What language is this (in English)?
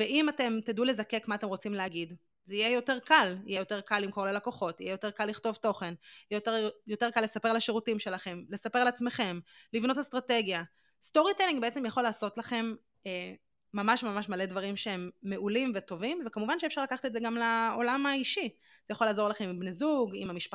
Hebrew